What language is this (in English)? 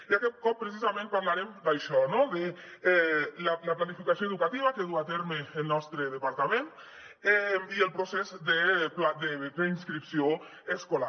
Catalan